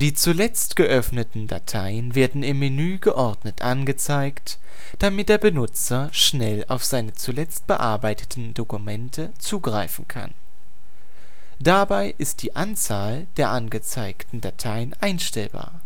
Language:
German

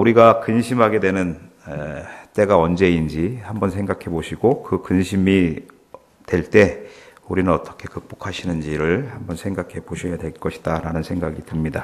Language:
Korean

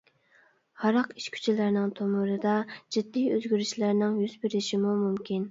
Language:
Uyghur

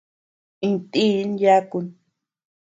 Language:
Tepeuxila Cuicatec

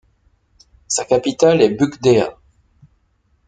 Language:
French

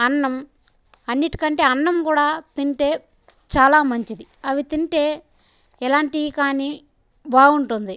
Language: Telugu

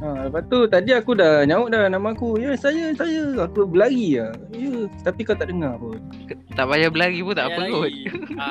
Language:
Malay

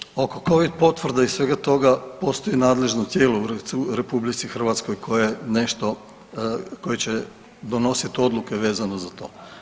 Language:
Croatian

